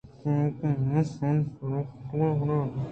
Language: Eastern Balochi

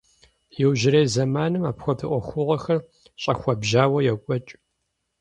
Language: Kabardian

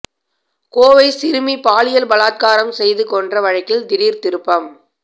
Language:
Tamil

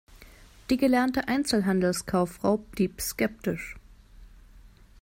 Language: German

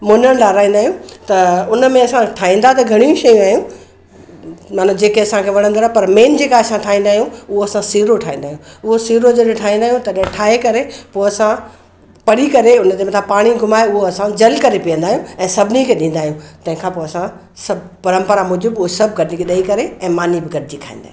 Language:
Sindhi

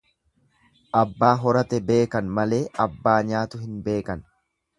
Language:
Oromo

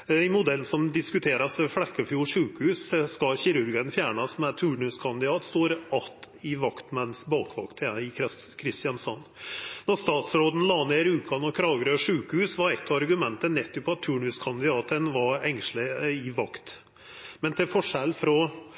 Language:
Norwegian Nynorsk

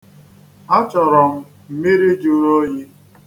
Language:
Igbo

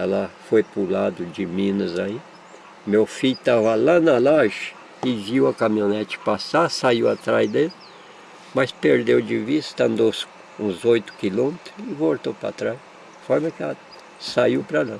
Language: Portuguese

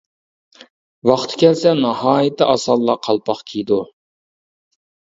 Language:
Uyghur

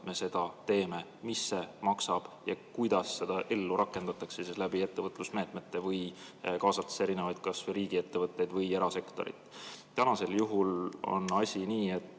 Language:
Estonian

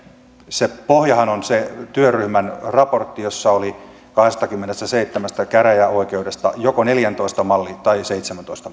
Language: Finnish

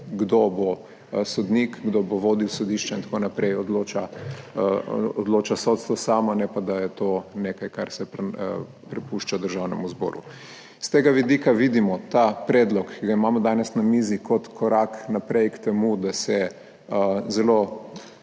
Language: Slovenian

